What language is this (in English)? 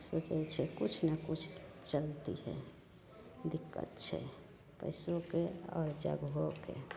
Maithili